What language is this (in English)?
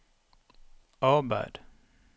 Norwegian